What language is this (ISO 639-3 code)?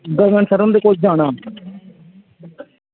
doi